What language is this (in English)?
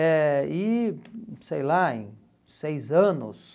Portuguese